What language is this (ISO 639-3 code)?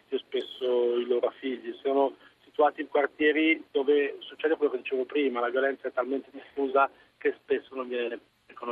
ita